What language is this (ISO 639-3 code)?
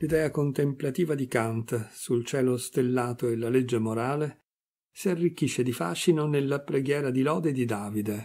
ita